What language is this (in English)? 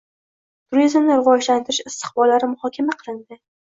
Uzbek